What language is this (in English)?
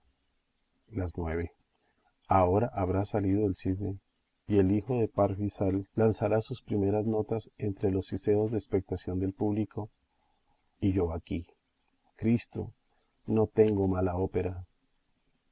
Spanish